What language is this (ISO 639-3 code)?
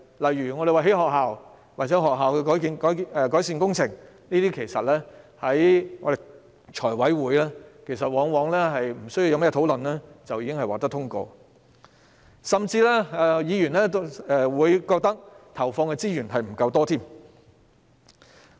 yue